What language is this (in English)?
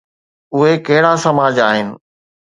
Sindhi